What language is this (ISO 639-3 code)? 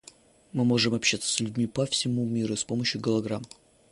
rus